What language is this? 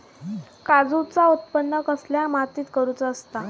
Marathi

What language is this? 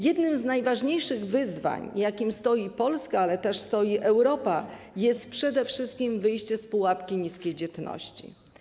Polish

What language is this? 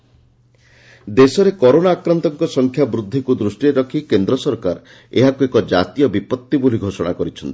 Odia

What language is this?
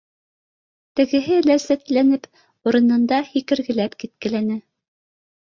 Bashkir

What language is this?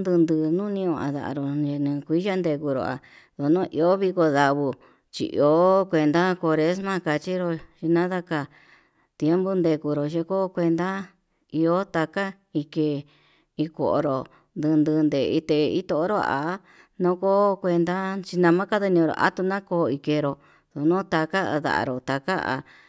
Yutanduchi Mixtec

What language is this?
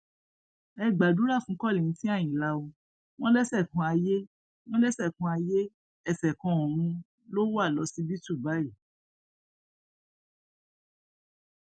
Yoruba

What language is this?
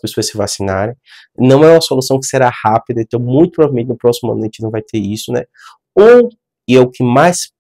Portuguese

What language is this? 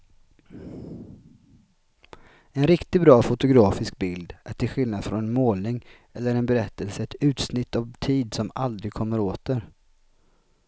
Swedish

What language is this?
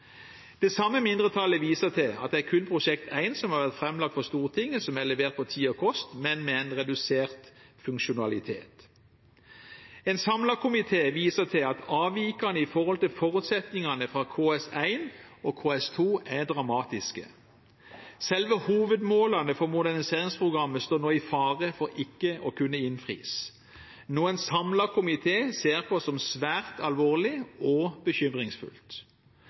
Norwegian Bokmål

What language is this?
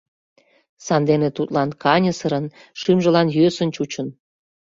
Mari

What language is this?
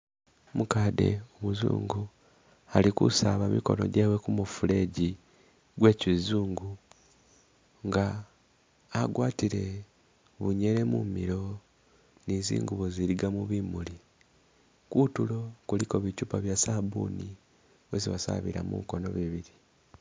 Masaaba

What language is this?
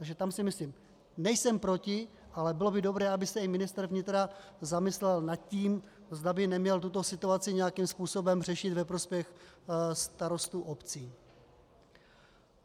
Czech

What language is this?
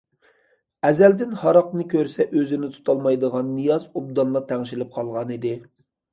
Uyghur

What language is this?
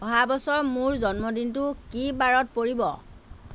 Assamese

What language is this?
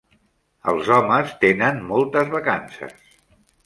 Catalan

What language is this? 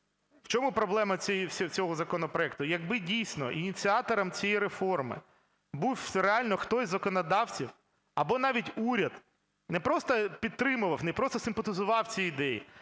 Ukrainian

